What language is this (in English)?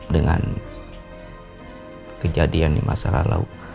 Indonesian